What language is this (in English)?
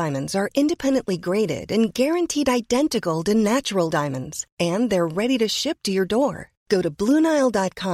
Persian